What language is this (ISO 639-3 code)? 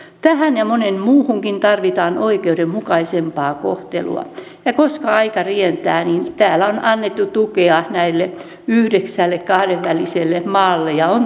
fin